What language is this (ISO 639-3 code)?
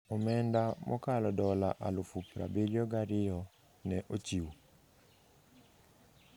luo